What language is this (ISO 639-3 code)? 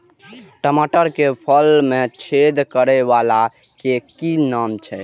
mai